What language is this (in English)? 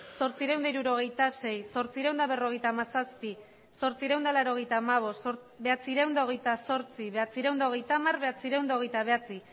Basque